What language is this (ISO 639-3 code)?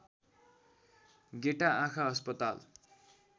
nep